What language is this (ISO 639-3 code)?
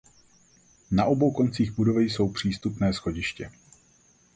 ces